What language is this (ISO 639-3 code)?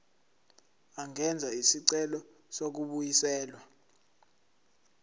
zul